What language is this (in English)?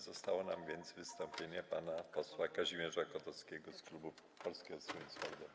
Polish